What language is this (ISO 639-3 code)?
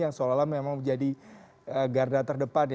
ind